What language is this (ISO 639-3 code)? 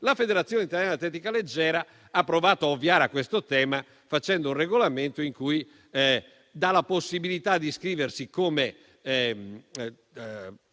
ita